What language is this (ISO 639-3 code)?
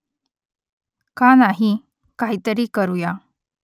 mar